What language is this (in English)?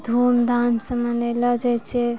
Maithili